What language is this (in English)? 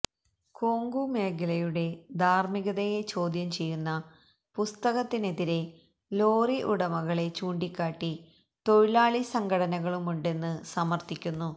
Malayalam